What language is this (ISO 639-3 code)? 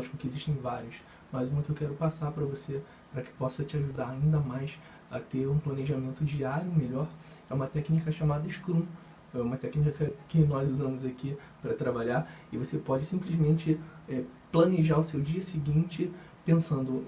por